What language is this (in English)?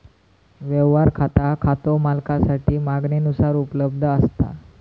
Marathi